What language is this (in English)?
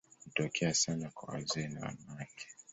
Swahili